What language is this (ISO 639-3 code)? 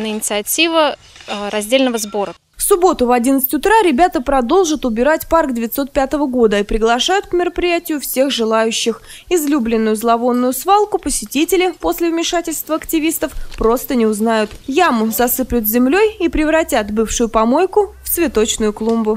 rus